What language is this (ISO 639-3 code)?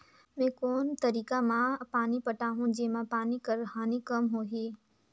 hne